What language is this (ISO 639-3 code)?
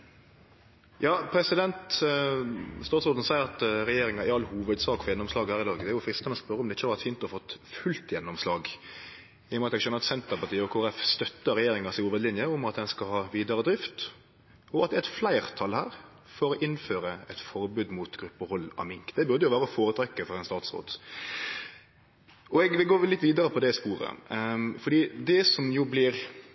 nno